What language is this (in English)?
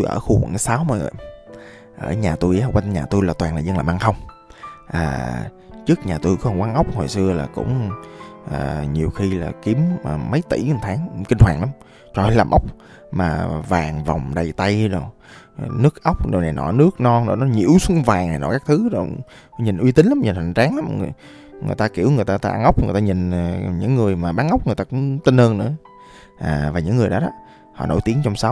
Vietnamese